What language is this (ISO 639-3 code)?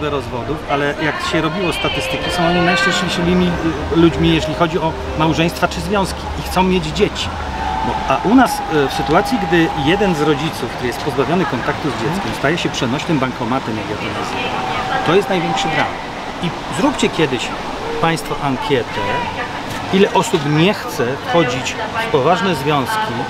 pol